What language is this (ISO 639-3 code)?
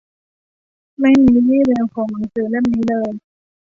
tha